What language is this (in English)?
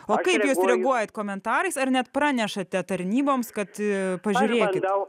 Lithuanian